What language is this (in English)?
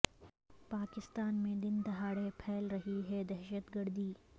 Urdu